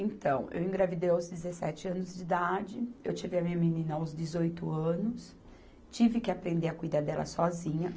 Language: Portuguese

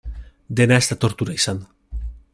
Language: Basque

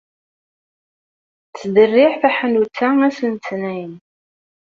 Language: Kabyle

